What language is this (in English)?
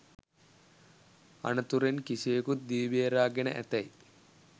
Sinhala